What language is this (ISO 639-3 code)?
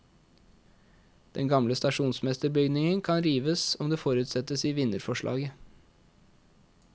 nor